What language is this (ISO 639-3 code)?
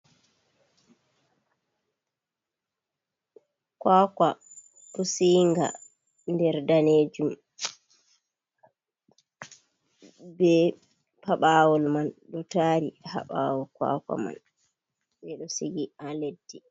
ful